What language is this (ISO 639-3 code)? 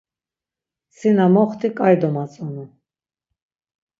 lzz